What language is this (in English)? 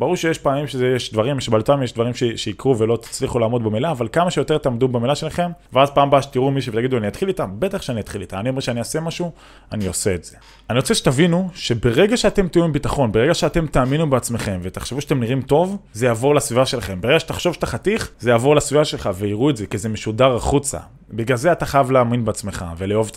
Hebrew